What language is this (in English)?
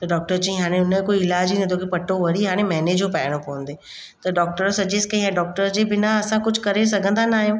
Sindhi